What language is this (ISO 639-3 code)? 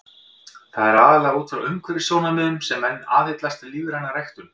isl